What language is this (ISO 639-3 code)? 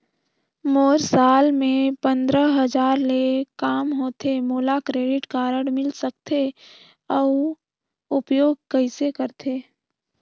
hne